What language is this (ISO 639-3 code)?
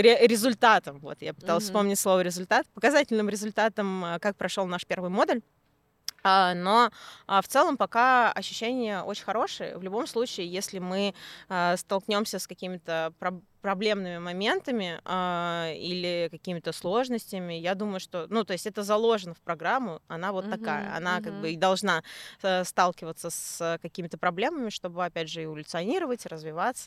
rus